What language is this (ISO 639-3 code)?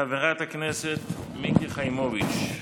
heb